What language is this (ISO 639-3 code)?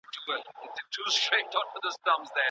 pus